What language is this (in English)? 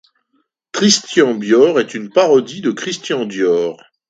French